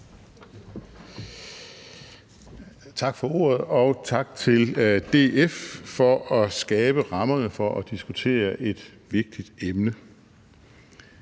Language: Danish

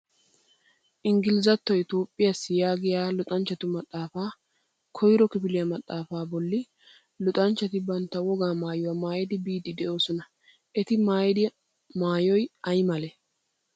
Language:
Wolaytta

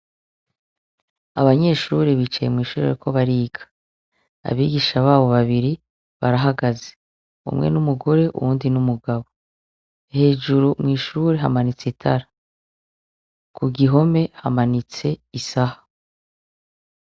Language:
Rundi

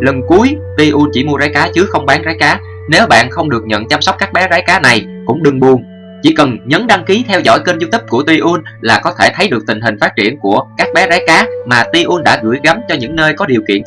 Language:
Vietnamese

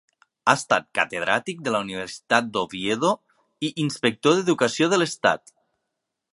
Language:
Catalan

